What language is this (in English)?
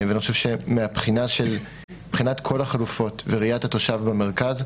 Hebrew